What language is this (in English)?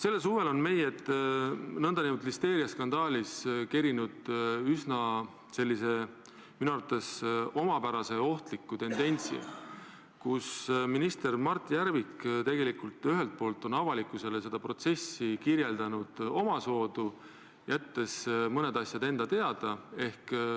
Estonian